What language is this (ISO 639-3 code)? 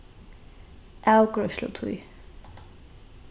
fao